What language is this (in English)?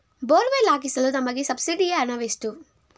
Kannada